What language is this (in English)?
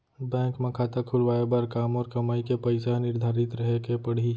Chhattisgarhi